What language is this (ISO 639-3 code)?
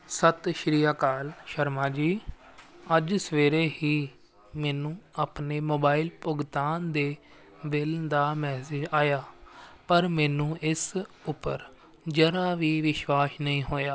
pan